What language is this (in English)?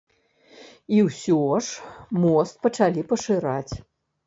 Belarusian